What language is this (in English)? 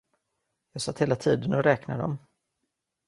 Swedish